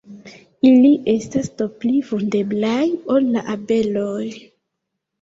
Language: Esperanto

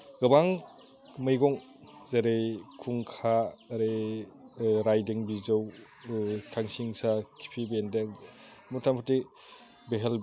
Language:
Bodo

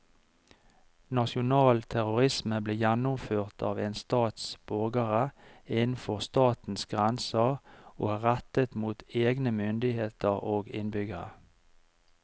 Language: Norwegian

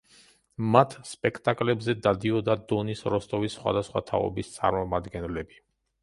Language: Georgian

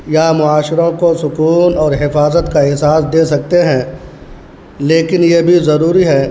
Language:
Urdu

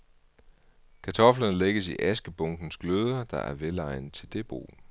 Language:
Danish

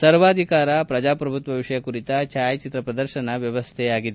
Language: Kannada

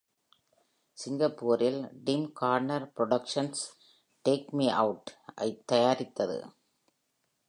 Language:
Tamil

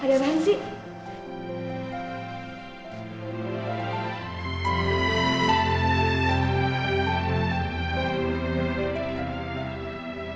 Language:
Indonesian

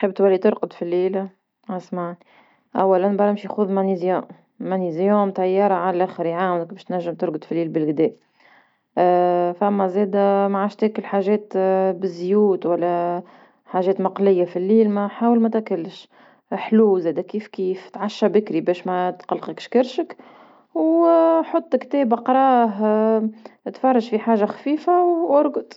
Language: Tunisian Arabic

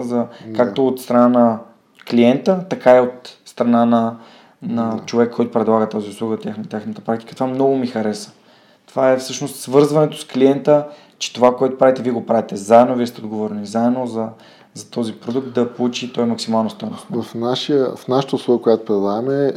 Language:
Bulgarian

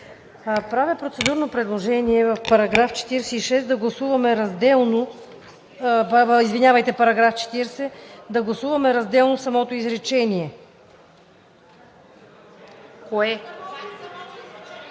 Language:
Bulgarian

